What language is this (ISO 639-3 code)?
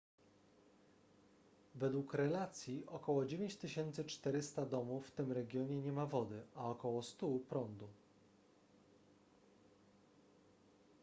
pol